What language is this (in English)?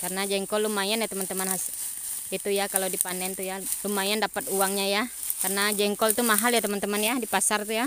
Indonesian